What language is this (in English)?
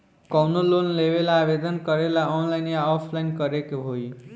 Bhojpuri